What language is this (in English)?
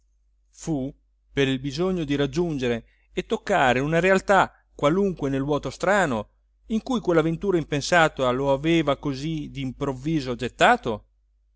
Italian